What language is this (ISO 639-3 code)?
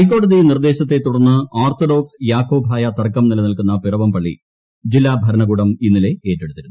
mal